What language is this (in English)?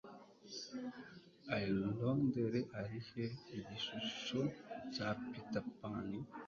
Kinyarwanda